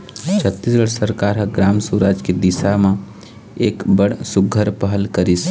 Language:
Chhattisgarhi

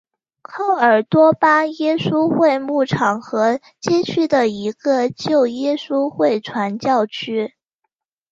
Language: Chinese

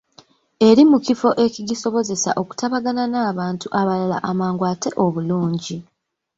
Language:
Ganda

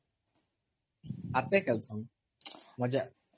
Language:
Odia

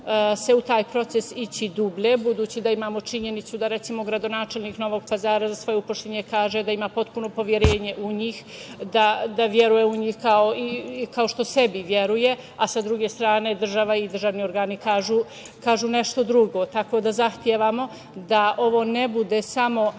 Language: Serbian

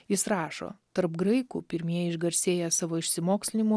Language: Lithuanian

